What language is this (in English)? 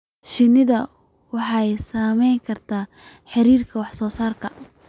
Somali